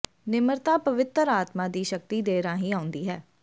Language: Punjabi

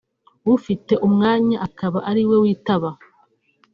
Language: Kinyarwanda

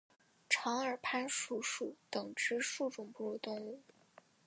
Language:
Chinese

